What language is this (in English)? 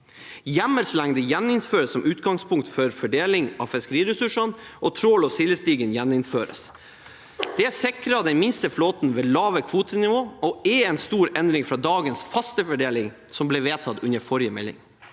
Norwegian